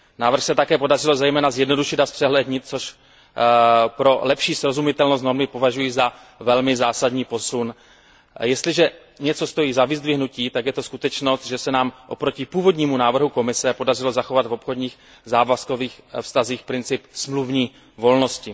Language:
Czech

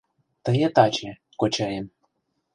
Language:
Mari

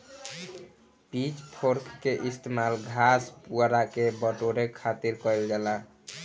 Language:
Bhojpuri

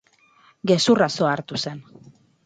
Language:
Basque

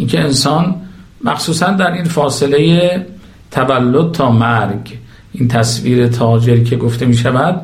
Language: Persian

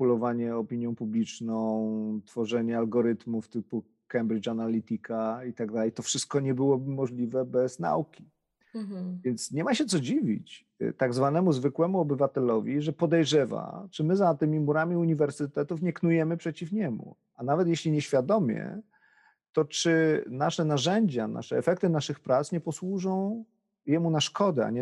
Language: Polish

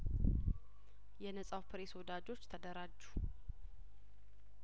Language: Amharic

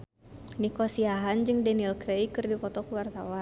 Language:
Sundanese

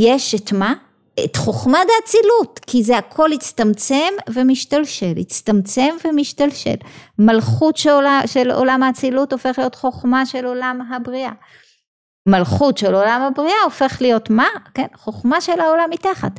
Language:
Hebrew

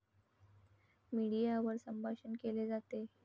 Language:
Marathi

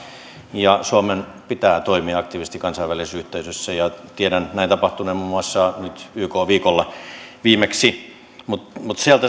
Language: Finnish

